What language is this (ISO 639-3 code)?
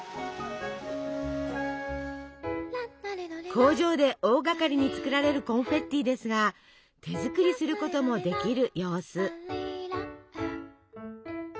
jpn